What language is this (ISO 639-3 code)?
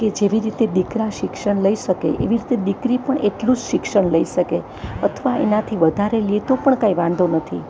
guj